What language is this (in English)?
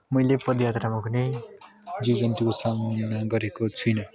Nepali